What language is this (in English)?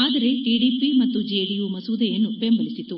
Kannada